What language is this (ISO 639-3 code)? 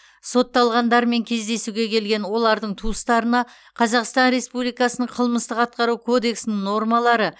kaz